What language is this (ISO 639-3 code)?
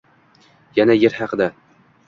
uzb